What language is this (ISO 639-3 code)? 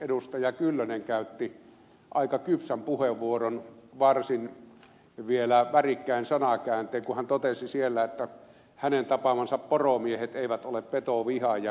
fin